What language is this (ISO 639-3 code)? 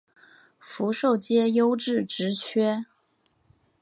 zho